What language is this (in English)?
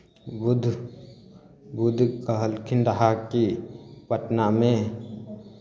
Maithili